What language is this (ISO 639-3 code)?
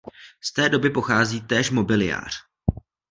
ces